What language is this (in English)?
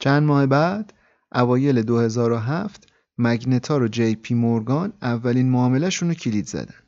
Persian